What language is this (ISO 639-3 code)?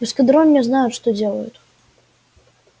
rus